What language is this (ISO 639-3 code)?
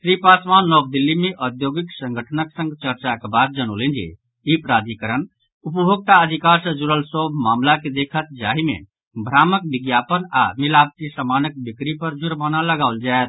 mai